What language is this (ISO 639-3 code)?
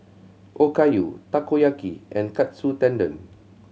eng